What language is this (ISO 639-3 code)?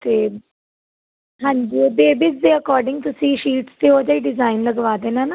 pan